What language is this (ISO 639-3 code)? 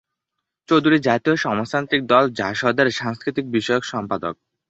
ben